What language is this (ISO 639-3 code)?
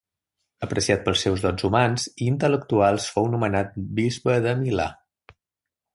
cat